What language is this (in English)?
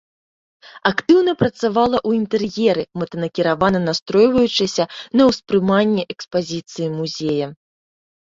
Belarusian